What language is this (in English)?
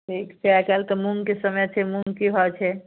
Maithili